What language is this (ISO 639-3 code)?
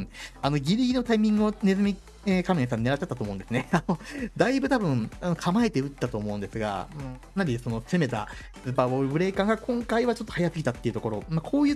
jpn